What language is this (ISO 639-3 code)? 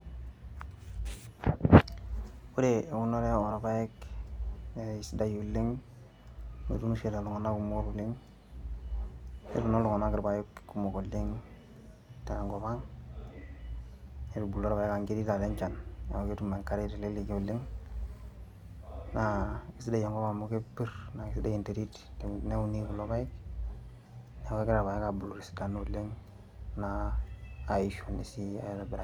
mas